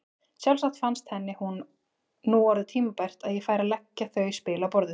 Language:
Icelandic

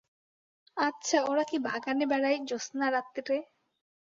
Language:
Bangla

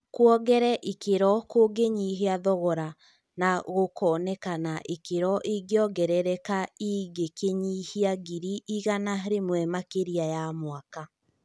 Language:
Kikuyu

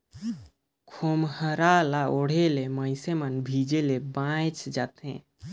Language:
Chhattisgarhi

